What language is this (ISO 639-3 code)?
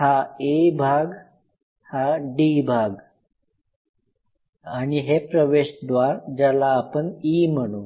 mar